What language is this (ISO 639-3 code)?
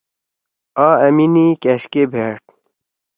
trw